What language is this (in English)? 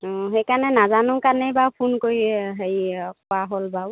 Assamese